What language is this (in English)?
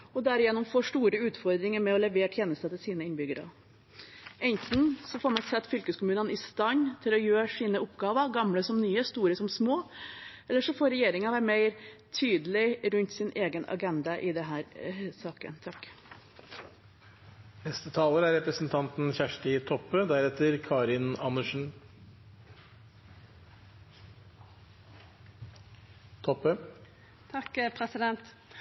Norwegian